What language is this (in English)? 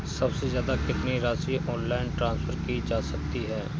Hindi